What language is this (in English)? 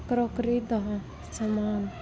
Punjabi